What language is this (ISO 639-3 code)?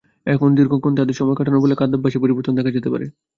ben